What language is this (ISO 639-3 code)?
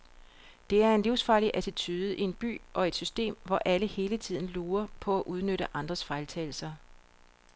dan